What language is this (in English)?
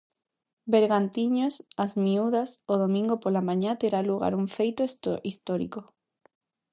Galician